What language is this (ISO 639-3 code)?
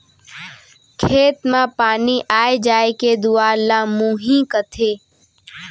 hne